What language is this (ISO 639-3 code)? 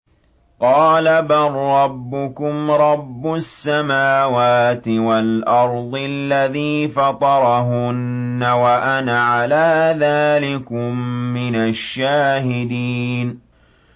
ara